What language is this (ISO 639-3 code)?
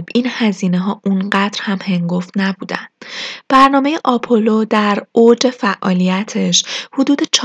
fas